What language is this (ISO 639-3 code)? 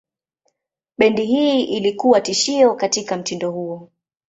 swa